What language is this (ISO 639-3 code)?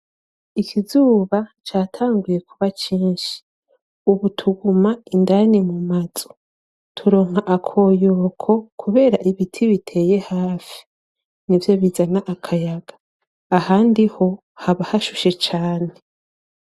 run